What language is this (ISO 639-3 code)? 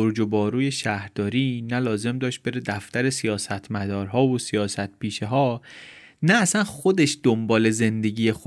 fas